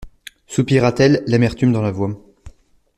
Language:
French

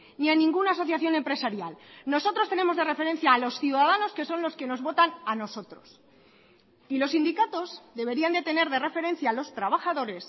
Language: Spanish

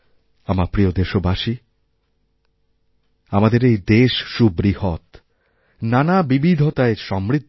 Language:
Bangla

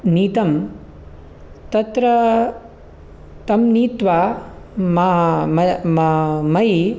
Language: Sanskrit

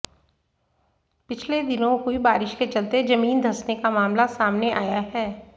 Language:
Hindi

